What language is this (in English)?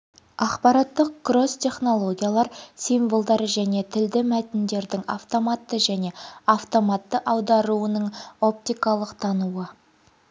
Kazakh